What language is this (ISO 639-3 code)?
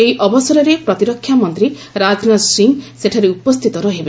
ori